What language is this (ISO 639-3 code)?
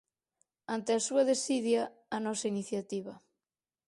glg